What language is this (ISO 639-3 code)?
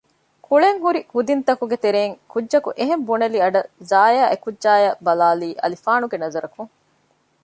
div